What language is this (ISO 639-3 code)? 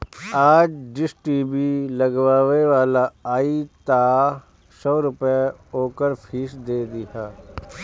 bho